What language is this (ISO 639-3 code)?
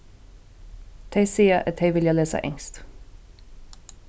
fao